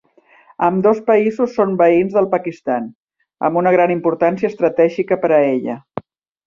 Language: Catalan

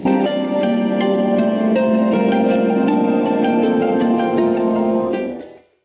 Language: Bangla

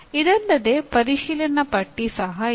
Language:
Kannada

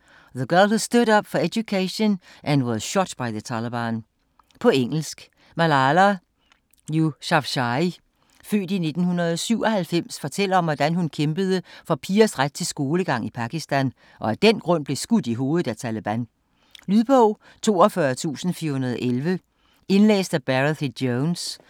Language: Danish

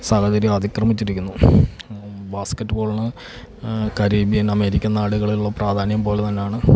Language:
Malayalam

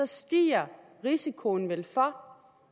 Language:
Danish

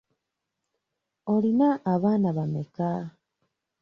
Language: Ganda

